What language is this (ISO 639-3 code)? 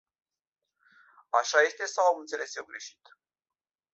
ron